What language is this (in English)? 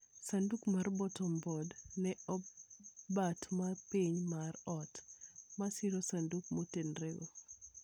Luo (Kenya and Tanzania)